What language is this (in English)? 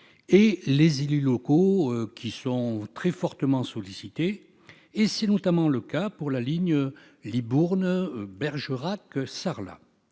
French